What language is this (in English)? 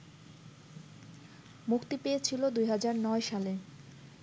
Bangla